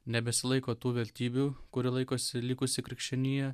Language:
Lithuanian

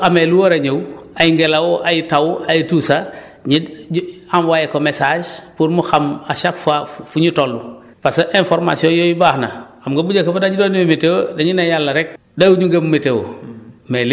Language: Wolof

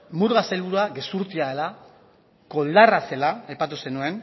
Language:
Basque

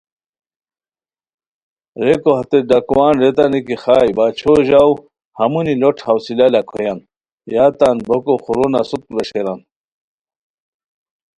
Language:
Khowar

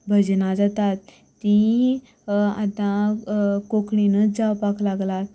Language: Konkani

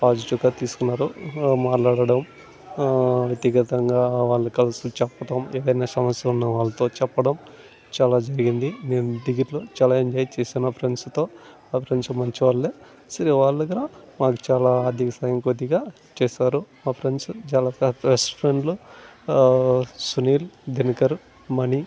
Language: Telugu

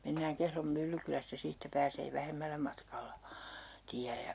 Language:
Finnish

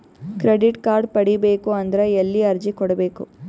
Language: Kannada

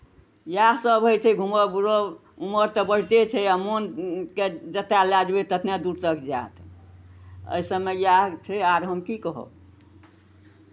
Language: Maithili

